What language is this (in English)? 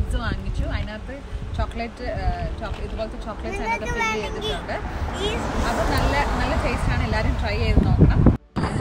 Hindi